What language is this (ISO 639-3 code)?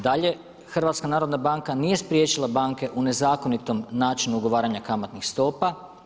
hrv